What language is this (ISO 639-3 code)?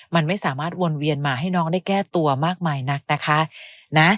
tha